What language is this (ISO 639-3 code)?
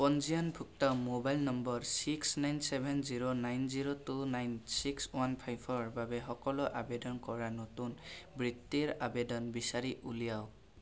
asm